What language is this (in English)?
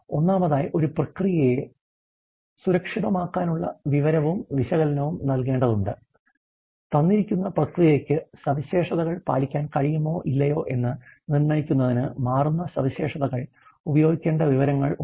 Malayalam